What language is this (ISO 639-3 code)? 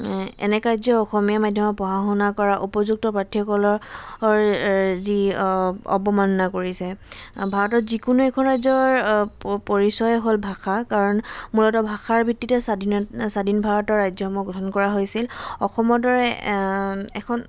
asm